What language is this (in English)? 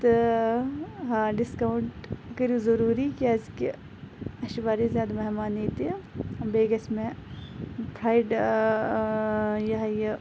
Kashmiri